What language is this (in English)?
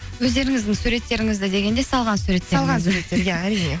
Kazakh